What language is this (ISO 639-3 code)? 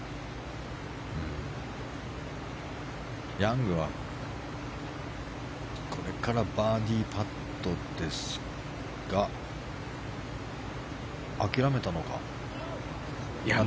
jpn